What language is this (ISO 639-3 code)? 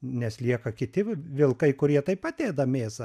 lit